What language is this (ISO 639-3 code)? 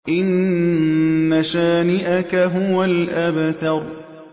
ara